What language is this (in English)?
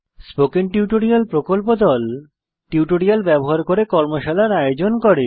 Bangla